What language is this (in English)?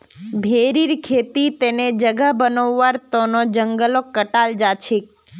Magahi